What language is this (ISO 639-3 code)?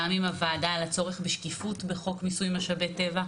heb